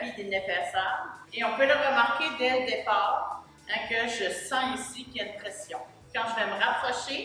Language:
French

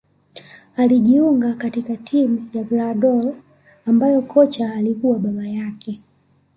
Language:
Swahili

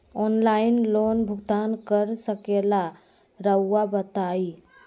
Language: Magahi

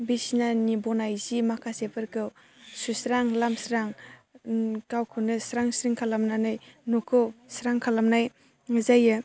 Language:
Bodo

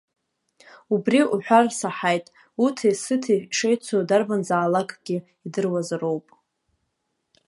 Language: Abkhazian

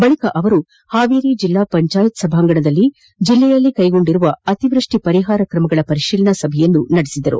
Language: Kannada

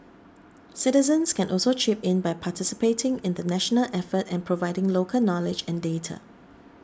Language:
English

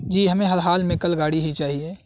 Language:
Urdu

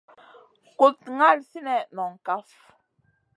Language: Masana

